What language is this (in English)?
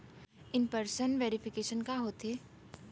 Chhattisgarhi